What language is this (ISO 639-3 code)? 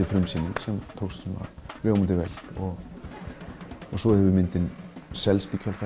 isl